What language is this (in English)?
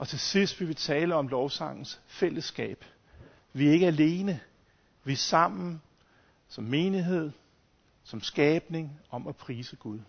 Danish